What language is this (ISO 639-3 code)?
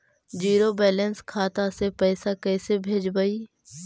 mag